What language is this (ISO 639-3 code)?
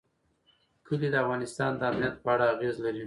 pus